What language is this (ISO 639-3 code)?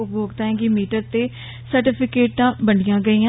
doi